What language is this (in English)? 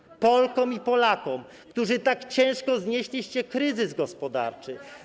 Polish